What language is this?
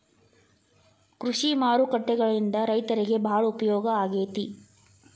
Kannada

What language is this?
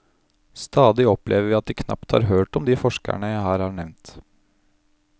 Norwegian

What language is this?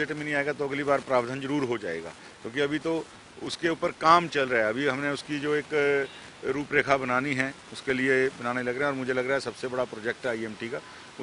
Hindi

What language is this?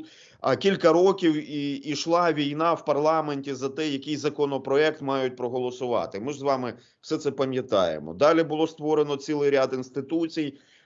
Ukrainian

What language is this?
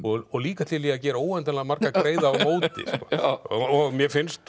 Icelandic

